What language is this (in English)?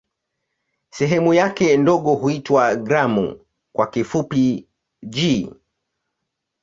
Swahili